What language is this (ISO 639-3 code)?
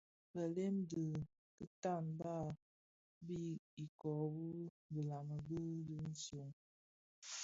ksf